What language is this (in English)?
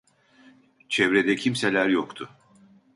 Turkish